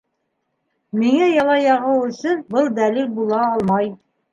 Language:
Bashkir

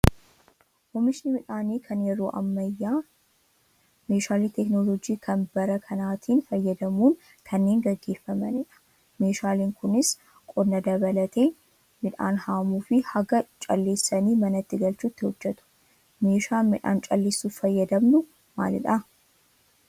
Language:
Oromo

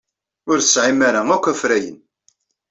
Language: Kabyle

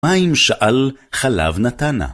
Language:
Hebrew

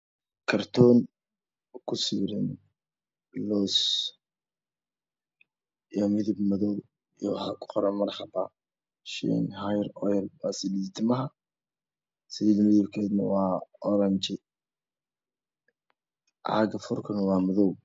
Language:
Somali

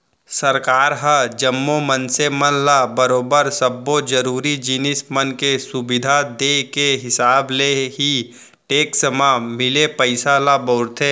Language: Chhattisgarhi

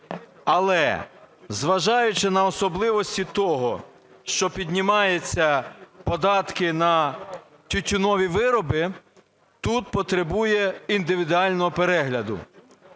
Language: Ukrainian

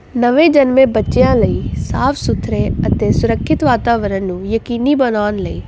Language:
Punjabi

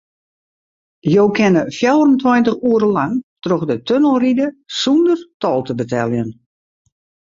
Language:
Western Frisian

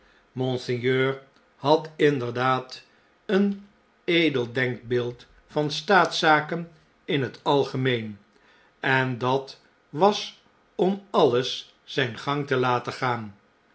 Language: Dutch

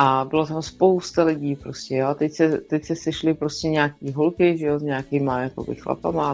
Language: Czech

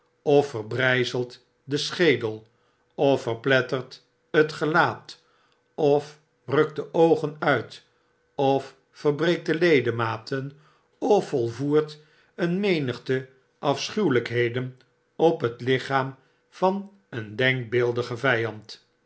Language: Dutch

